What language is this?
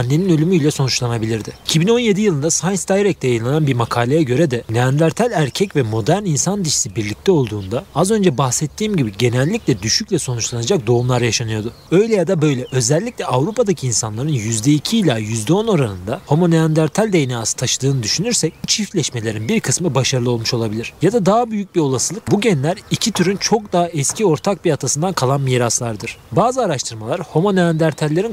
Turkish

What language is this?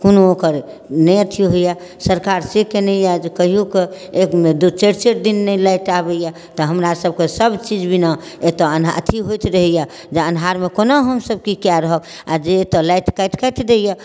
Maithili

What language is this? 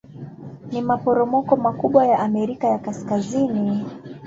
Swahili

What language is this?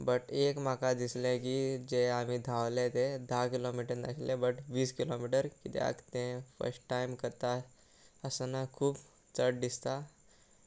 Konkani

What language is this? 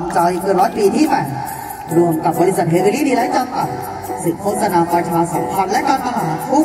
Thai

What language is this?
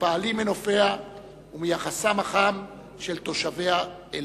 Hebrew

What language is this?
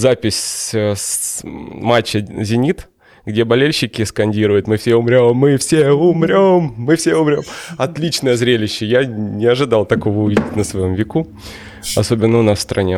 Russian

